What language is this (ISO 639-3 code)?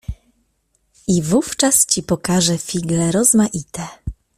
pol